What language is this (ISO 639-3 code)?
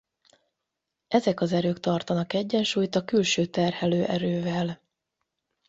hun